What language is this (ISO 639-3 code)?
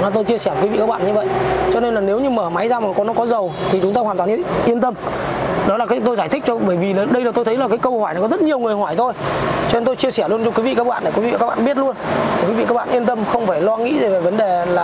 vie